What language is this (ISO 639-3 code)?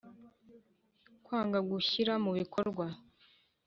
kin